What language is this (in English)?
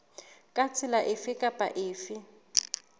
Southern Sotho